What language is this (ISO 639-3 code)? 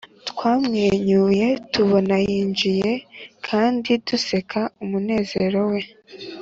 kin